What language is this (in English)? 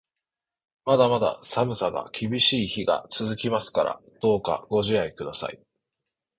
Japanese